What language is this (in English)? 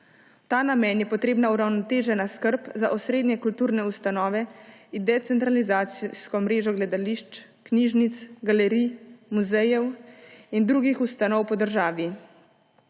Slovenian